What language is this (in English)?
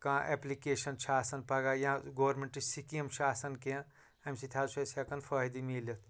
Kashmiri